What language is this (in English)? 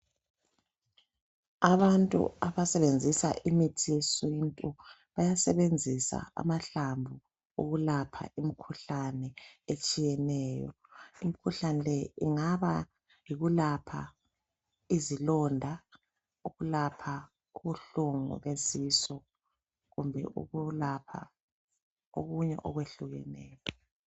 North Ndebele